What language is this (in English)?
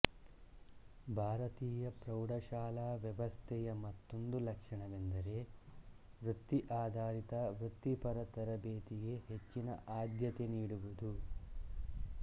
Kannada